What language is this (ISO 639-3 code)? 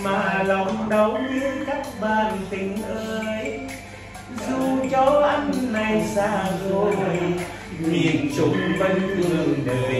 vie